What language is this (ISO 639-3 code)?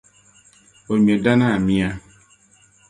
dag